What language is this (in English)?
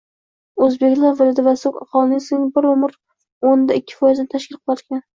Uzbek